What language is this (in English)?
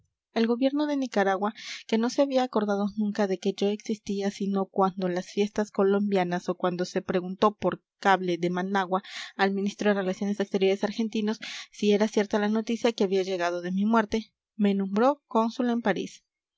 Spanish